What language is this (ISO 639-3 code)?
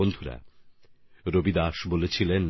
ben